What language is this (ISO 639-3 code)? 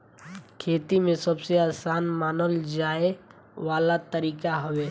bho